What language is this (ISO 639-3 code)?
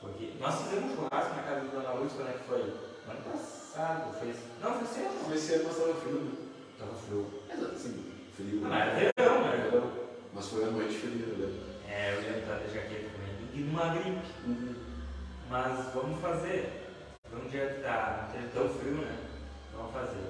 por